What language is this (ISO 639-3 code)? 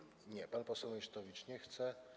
pol